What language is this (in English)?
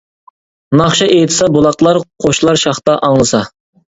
Uyghur